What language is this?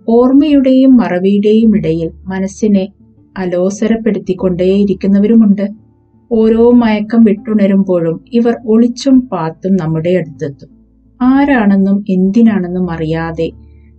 Malayalam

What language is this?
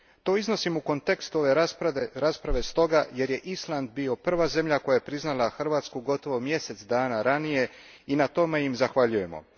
Croatian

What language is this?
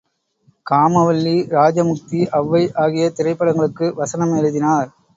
Tamil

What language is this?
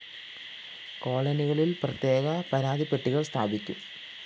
Malayalam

